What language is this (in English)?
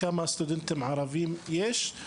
Hebrew